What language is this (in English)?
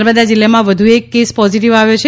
Gujarati